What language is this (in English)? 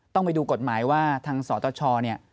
Thai